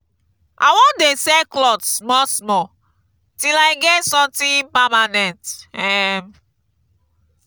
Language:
Nigerian Pidgin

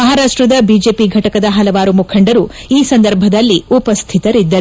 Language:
Kannada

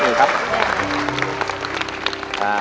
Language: Thai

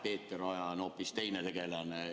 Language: Estonian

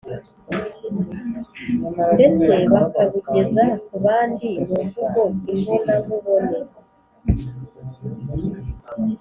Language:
Kinyarwanda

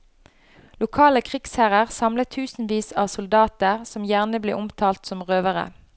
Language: Norwegian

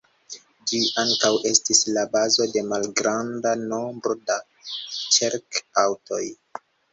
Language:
Esperanto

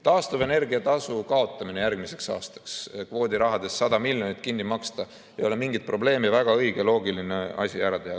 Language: Estonian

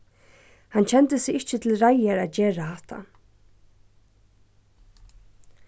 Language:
Faroese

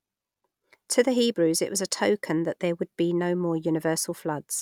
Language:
English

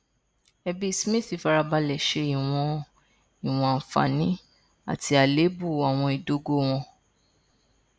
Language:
Yoruba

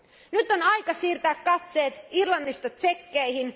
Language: Finnish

